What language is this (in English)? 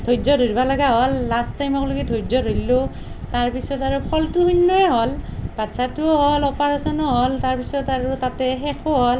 Assamese